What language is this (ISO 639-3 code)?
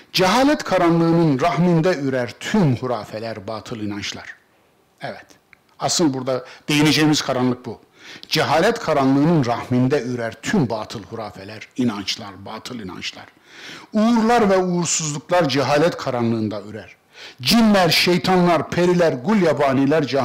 tur